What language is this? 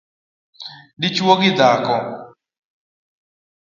Luo (Kenya and Tanzania)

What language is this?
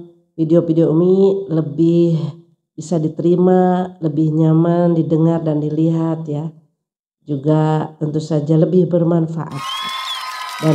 Indonesian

